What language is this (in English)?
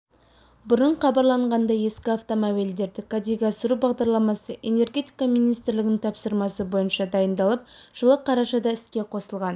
Kazakh